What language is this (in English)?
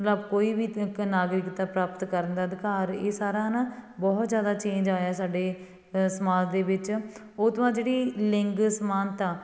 Punjabi